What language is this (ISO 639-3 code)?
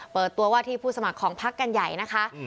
tha